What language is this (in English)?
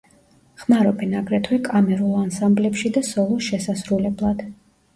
Georgian